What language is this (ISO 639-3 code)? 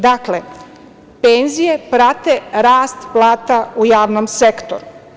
srp